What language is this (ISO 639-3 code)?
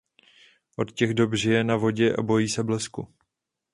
ces